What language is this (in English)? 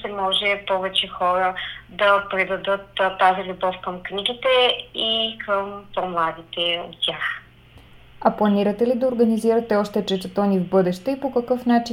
Bulgarian